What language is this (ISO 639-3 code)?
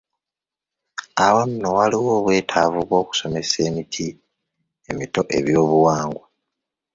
lug